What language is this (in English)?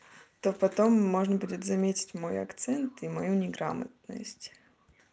Russian